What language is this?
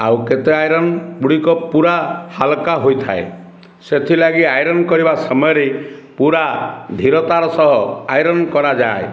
Odia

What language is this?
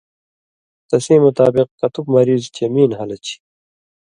Indus Kohistani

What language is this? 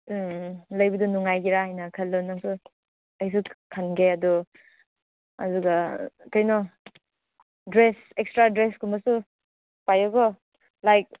Manipuri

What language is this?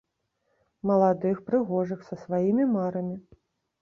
Belarusian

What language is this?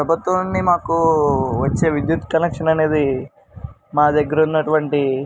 Telugu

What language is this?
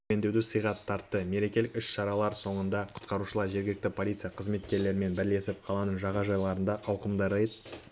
Kazakh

